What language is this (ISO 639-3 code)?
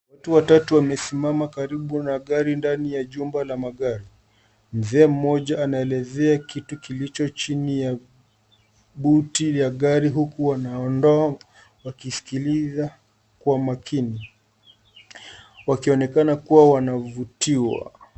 swa